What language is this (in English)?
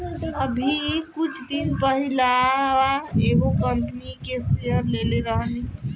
Bhojpuri